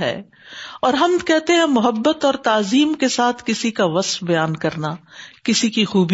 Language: Urdu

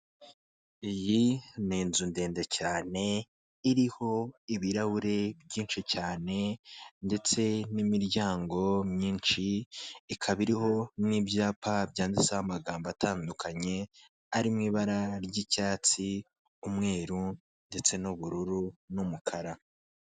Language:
Kinyarwanda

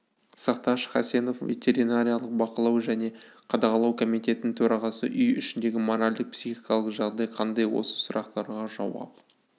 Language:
Kazakh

